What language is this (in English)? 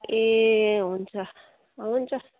Nepali